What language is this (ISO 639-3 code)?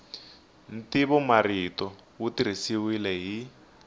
tso